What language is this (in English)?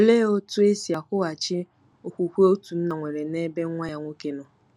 Igbo